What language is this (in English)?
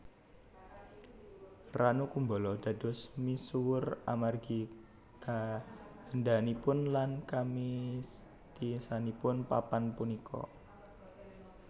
Javanese